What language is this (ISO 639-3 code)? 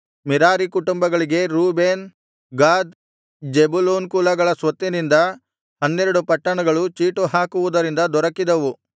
kan